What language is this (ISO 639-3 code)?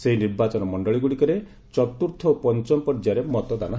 ori